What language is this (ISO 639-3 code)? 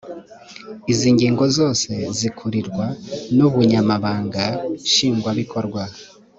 kin